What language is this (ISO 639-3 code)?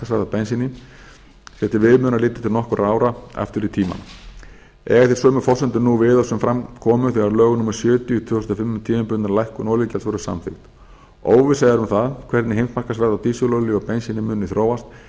isl